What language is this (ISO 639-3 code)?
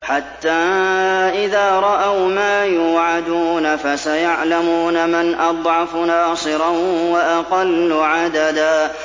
ara